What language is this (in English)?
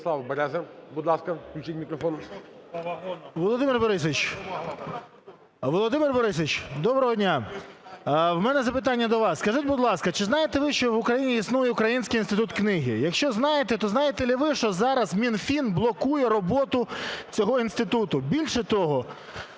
Ukrainian